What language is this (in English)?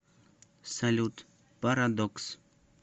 Russian